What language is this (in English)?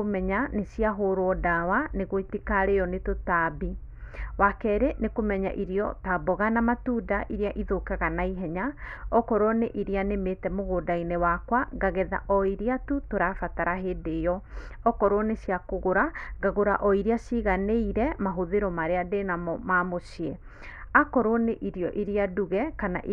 Kikuyu